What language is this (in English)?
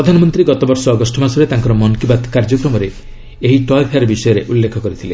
Odia